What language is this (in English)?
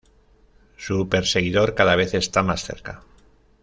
Spanish